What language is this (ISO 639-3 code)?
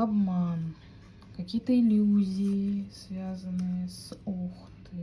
rus